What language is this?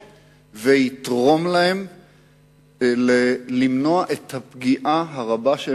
Hebrew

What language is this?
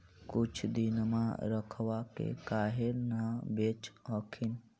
Magahi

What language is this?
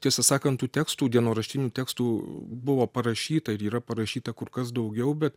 Lithuanian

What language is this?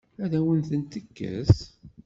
Kabyle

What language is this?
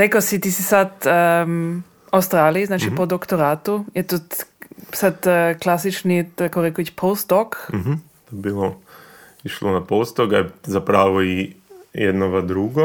Croatian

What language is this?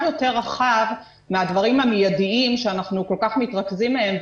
Hebrew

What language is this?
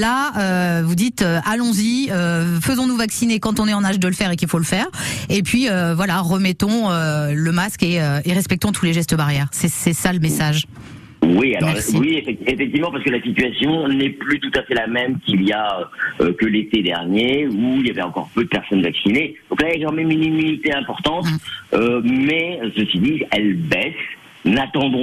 French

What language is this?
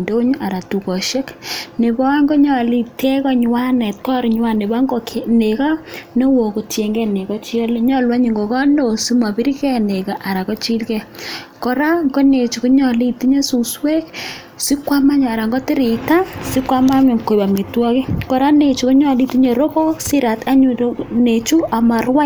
Kalenjin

